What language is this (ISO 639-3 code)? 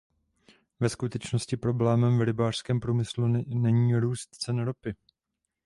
ces